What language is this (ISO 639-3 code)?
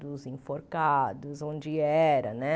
por